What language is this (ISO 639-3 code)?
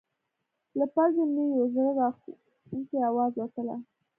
pus